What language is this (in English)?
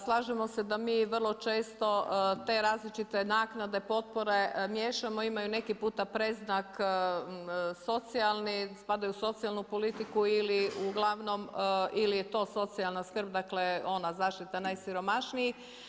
Croatian